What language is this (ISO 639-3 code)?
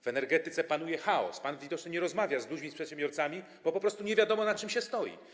pol